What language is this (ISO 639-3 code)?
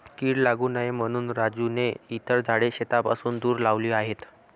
mar